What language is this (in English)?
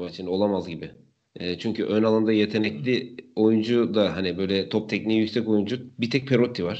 Turkish